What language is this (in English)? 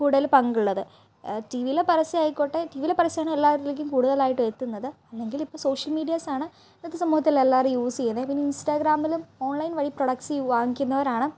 Malayalam